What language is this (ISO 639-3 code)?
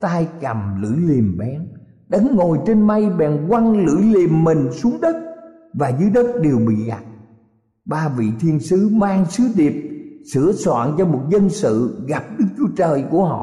vie